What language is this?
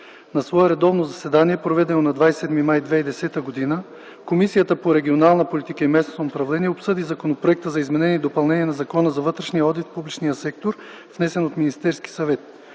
Bulgarian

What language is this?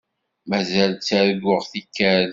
Kabyle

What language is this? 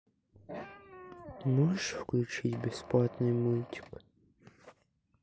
Russian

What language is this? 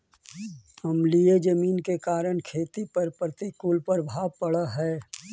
Magahi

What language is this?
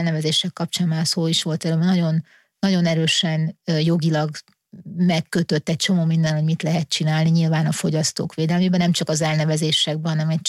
Hungarian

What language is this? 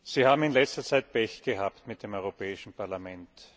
German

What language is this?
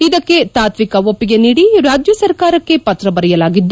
Kannada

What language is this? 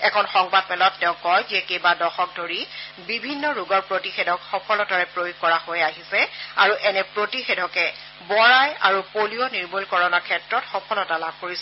Assamese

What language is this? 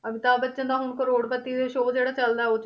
Punjabi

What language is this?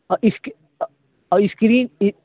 Urdu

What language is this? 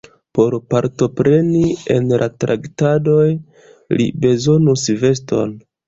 Esperanto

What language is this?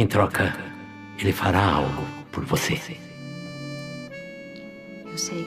Portuguese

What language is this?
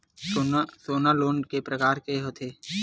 Chhattisgarhi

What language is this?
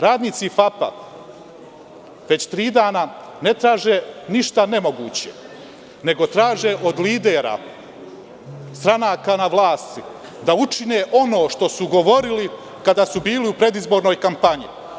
Serbian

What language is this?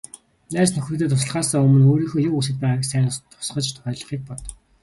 Mongolian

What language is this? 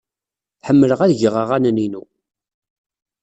Kabyle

